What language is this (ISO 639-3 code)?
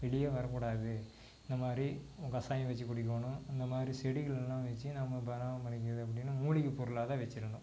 tam